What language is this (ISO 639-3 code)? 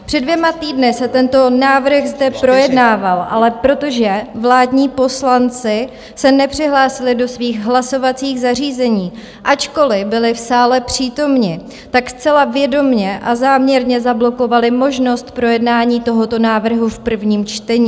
ces